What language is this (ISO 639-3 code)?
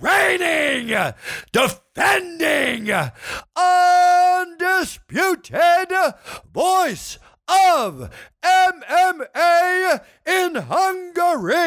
hun